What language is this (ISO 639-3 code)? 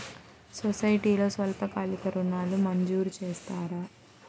tel